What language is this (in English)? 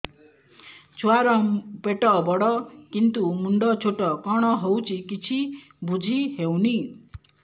Odia